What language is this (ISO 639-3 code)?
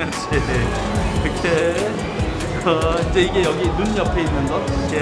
kor